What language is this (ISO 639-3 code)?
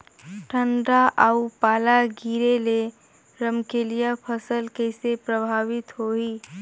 hne